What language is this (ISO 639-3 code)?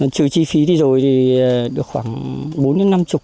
vie